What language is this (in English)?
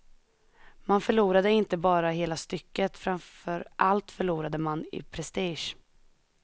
Swedish